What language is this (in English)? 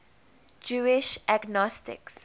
English